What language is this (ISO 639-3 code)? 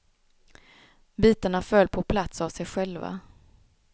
swe